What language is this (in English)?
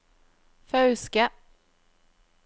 Norwegian